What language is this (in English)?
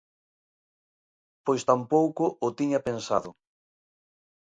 Galician